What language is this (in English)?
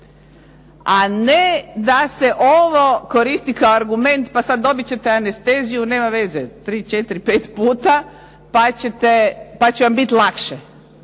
Croatian